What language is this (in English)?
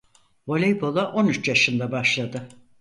Turkish